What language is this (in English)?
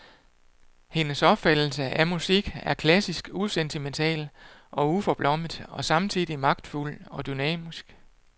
Danish